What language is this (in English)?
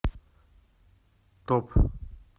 Russian